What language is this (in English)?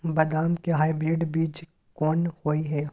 Maithili